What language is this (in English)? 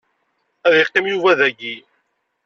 Kabyle